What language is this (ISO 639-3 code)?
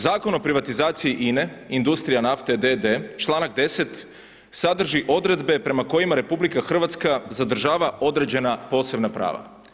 hrv